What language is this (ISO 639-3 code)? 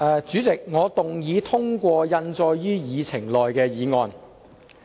yue